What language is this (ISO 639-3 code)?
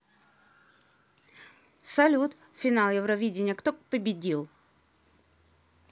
rus